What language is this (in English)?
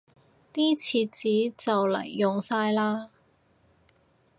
Cantonese